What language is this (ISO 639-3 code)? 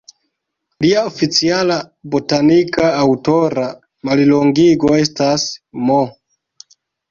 epo